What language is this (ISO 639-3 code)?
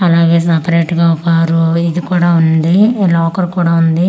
tel